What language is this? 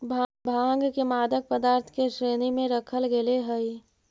Magahi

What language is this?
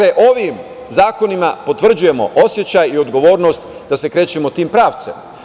Serbian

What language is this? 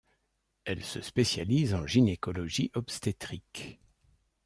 French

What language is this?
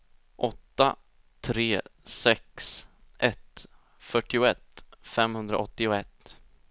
Swedish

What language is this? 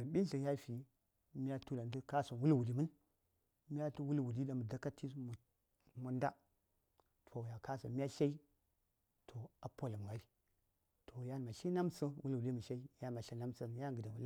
Saya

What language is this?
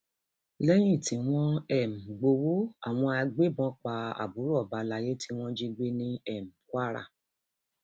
Yoruba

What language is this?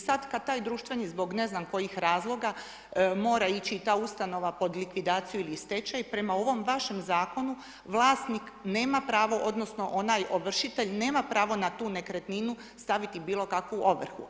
Croatian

